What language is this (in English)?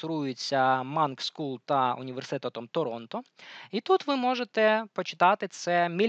Ukrainian